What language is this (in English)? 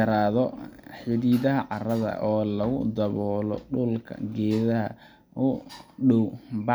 Somali